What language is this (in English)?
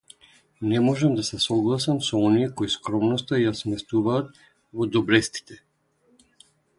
Macedonian